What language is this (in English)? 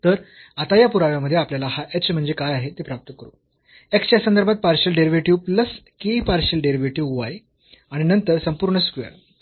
Marathi